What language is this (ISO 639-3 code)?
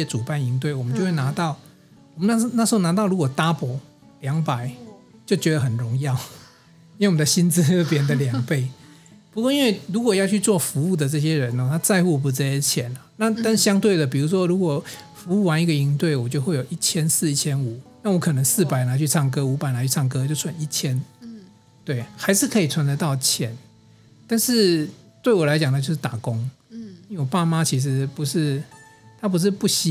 zho